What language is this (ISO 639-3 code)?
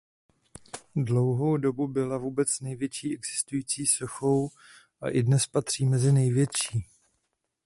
ces